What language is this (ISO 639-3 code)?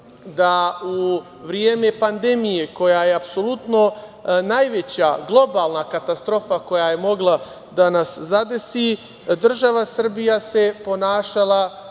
srp